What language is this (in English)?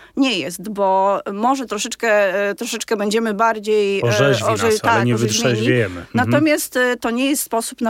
Polish